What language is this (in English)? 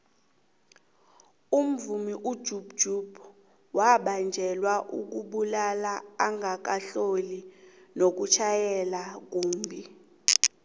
South Ndebele